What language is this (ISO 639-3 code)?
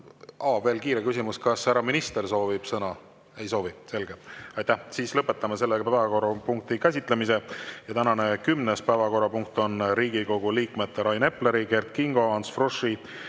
est